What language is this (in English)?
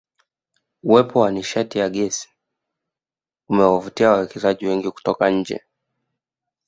Swahili